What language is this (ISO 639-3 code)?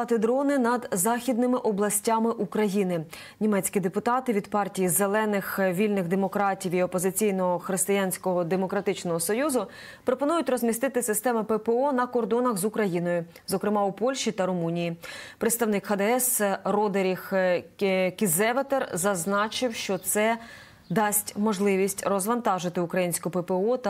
ukr